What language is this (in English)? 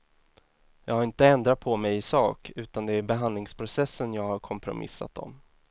Swedish